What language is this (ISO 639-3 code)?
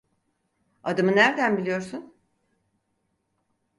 tur